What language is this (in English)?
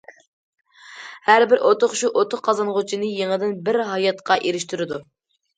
Uyghur